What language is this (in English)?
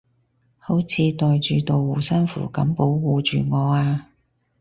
Cantonese